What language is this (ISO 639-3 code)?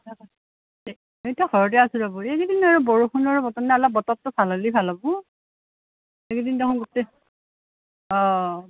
asm